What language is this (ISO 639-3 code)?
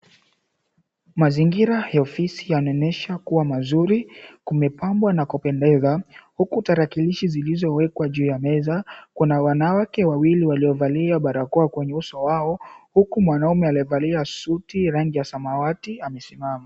swa